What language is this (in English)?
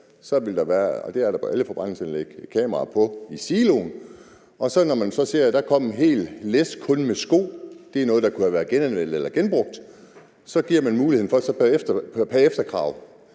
Danish